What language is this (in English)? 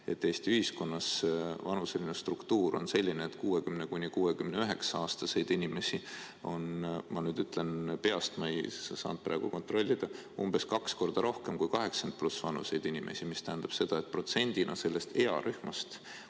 Estonian